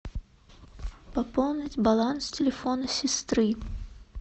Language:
Russian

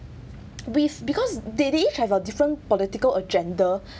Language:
English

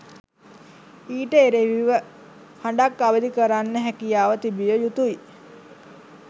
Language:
Sinhala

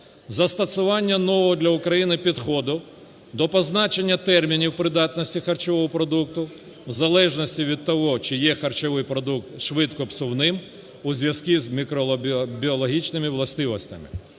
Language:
Ukrainian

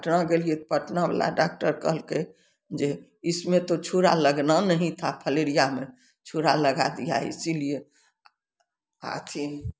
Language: Maithili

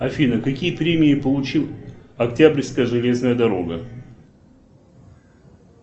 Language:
Russian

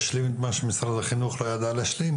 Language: Hebrew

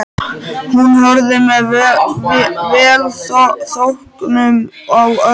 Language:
Icelandic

